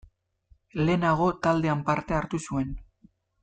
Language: Basque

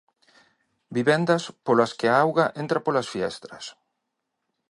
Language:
Galician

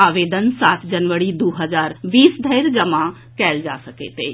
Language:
Maithili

